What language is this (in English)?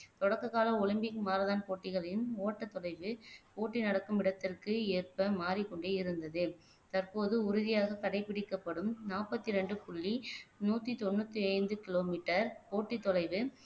Tamil